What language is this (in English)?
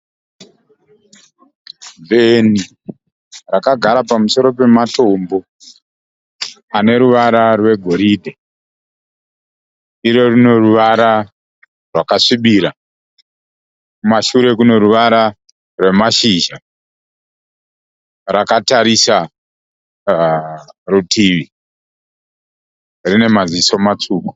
Shona